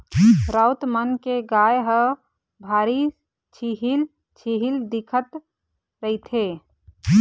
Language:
Chhattisgarhi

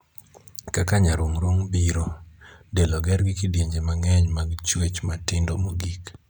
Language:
Luo (Kenya and Tanzania)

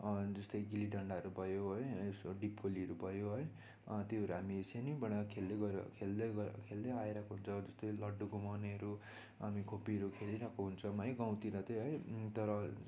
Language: Nepali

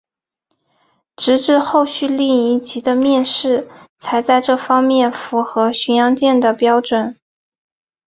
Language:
Chinese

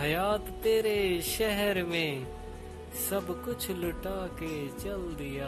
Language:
Punjabi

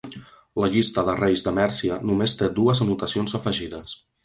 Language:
Catalan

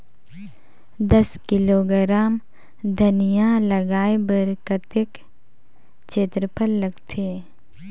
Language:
Chhattisgarhi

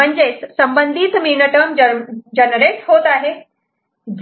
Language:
Marathi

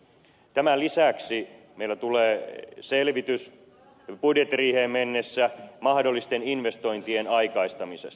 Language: Finnish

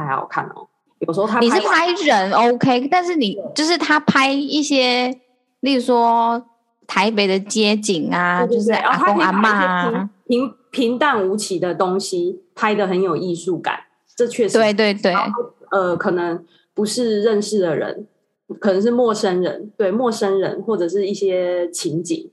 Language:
Chinese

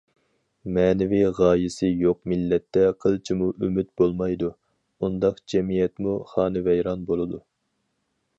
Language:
Uyghur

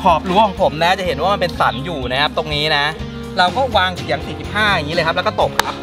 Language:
Thai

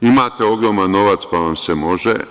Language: Serbian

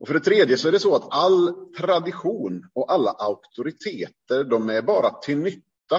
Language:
Swedish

